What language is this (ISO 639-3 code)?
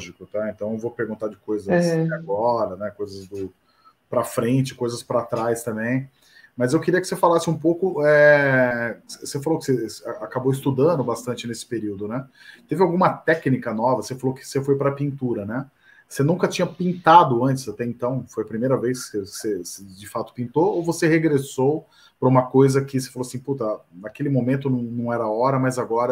por